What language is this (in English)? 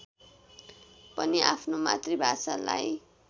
Nepali